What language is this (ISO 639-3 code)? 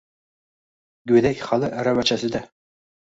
uzb